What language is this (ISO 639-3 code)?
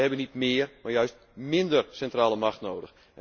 nld